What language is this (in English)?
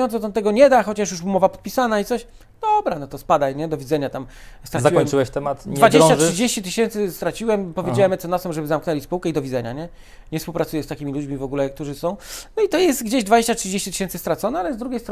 Polish